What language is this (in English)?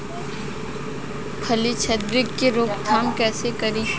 Bhojpuri